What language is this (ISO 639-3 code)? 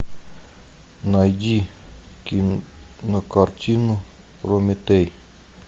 rus